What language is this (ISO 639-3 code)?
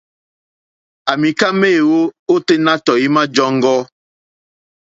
bri